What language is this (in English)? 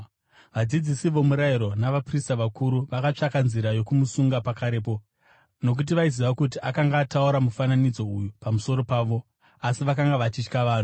Shona